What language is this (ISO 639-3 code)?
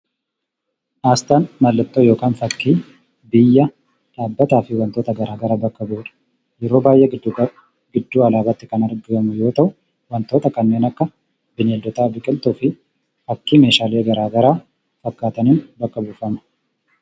orm